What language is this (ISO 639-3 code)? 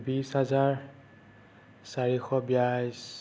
asm